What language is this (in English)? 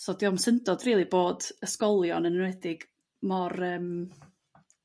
Welsh